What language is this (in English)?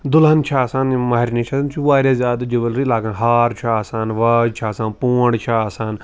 Kashmiri